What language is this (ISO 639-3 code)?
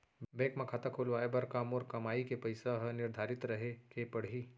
hne